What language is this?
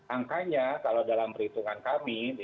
Indonesian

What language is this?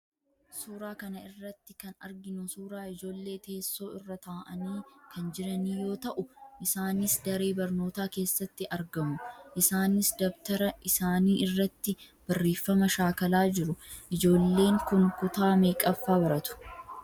Oromo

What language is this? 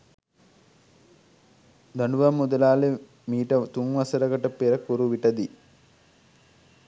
Sinhala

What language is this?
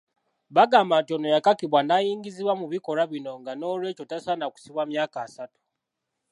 Ganda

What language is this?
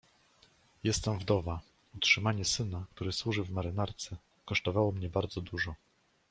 Polish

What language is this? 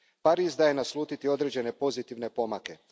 Croatian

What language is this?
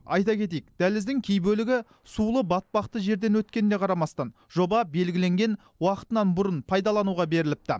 Kazakh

